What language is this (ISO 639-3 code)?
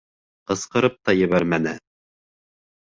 bak